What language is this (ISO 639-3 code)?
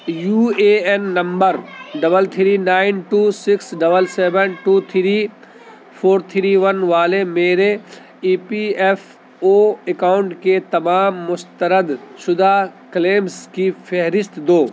urd